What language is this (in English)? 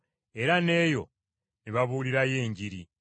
Ganda